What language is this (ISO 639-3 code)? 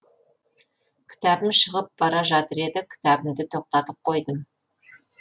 kaz